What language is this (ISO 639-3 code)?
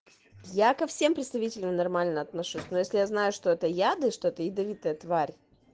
rus